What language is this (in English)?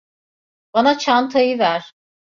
Turkish